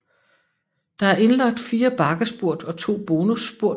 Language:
Danish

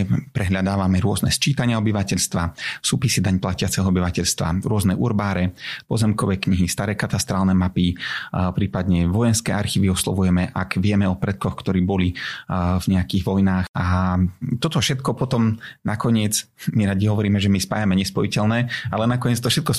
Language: Slovak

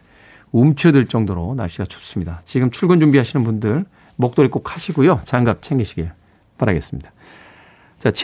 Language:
Korean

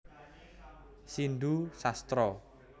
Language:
Javanese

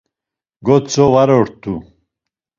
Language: Laz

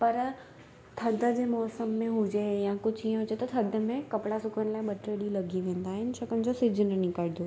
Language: Sindhi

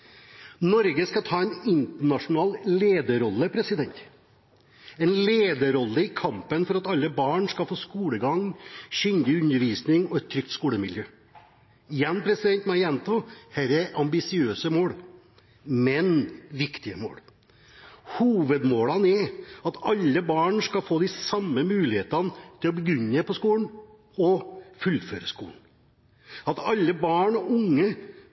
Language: Norwegian Bokmål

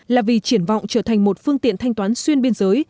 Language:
Vietnamese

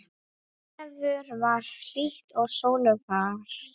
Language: Icelandic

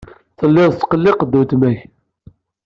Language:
Kabyle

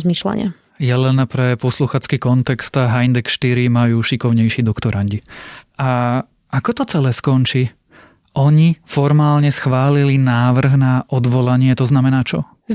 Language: Slovak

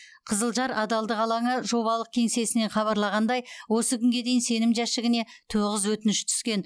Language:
Kazakh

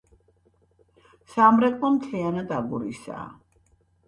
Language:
Georgian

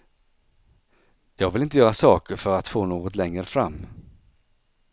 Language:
Swedish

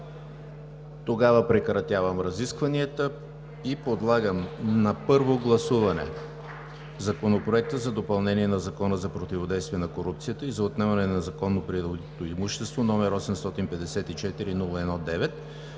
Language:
Bulgarian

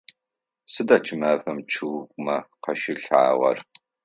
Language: Adyghe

